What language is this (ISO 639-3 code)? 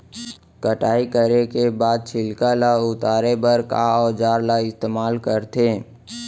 hne